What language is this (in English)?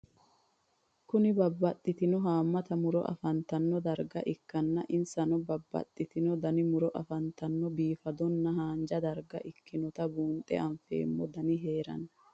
Sidamo